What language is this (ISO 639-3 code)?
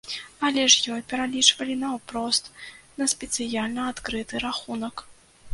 bel